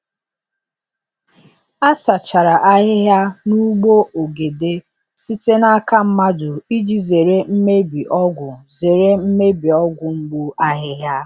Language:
Igbo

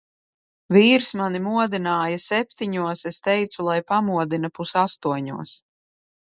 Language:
Latvian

